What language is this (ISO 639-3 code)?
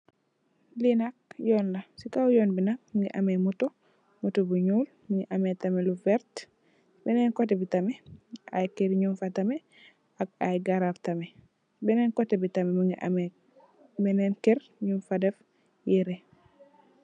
wol